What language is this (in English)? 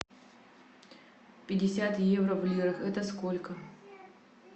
Russian